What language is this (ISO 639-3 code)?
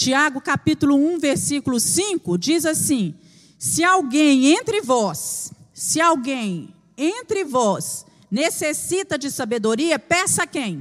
por